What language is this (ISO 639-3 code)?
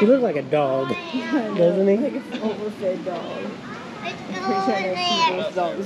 eng